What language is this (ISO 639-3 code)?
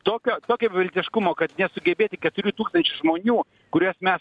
lit